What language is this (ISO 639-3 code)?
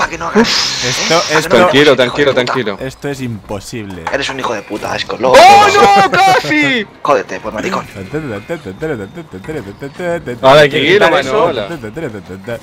spa